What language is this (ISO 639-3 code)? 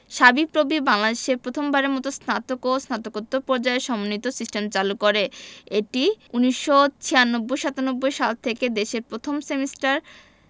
ben